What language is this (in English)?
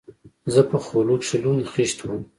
Pashto